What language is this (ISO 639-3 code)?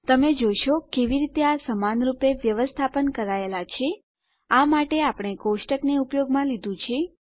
guj